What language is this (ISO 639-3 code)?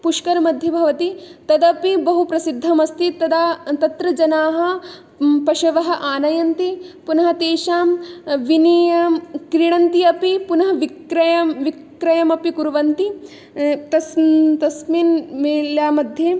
san